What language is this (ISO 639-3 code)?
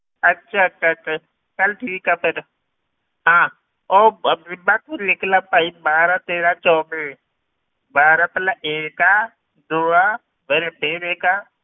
pan